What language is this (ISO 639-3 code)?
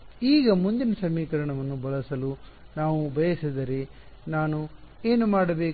kan